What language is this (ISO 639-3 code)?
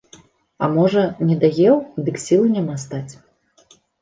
bel